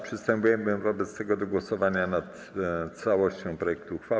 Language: Polish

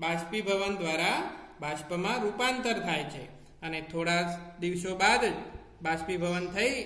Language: Hindi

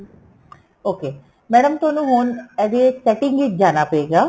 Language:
Punjabi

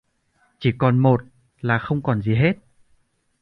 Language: Vietnamese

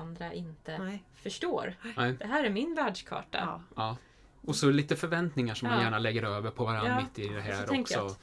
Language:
Swedish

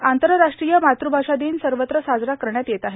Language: Marathi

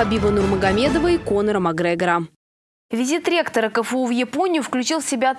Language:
Russian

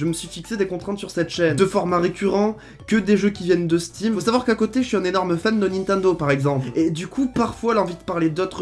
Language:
French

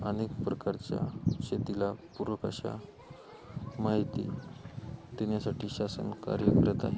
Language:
Marathi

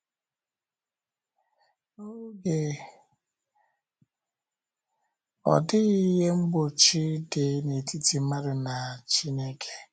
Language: Igbo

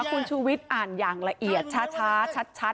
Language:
Thai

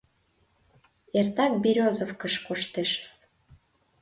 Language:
Mari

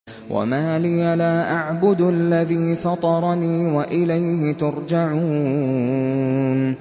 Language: Arabic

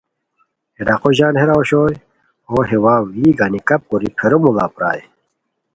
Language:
Khowar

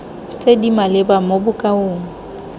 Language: Tswana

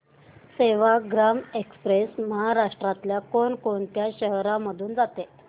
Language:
Marathi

